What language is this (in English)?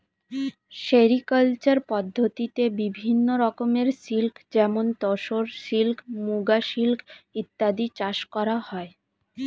Bangla